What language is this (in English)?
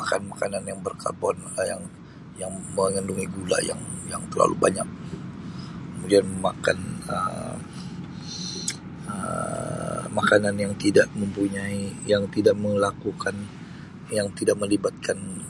Sabah Malay